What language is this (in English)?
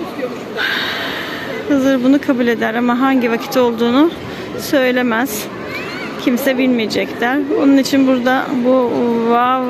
Turkish